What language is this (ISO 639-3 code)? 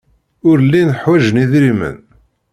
kab